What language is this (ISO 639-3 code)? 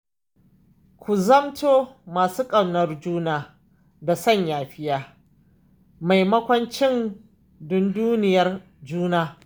hau